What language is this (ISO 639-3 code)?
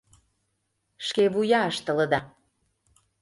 chm